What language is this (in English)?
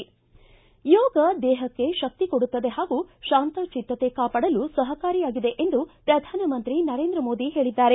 Kannada